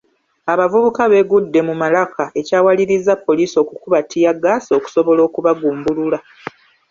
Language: Ganda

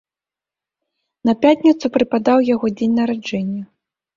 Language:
Belarusian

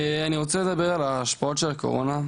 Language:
Hebrew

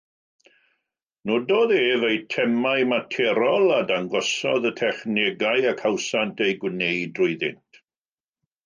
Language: Welsh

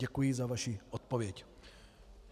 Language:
Czech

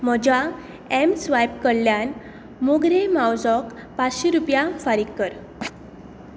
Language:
Konkani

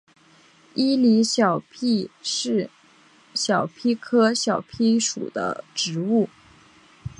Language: Chinese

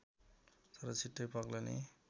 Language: Nepali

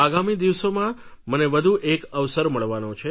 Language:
Gujarati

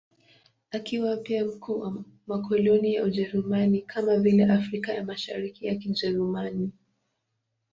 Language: Swahili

